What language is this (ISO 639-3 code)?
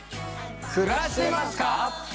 jpn